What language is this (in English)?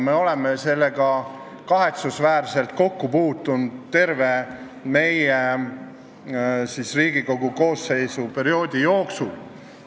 Estonian